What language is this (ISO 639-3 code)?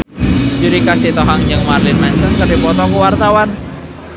sun